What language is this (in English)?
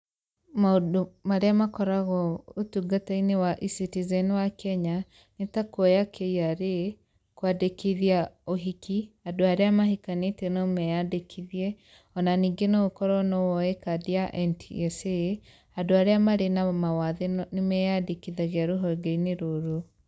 Kikuyu